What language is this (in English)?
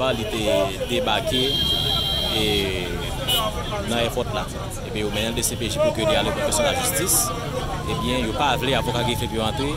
French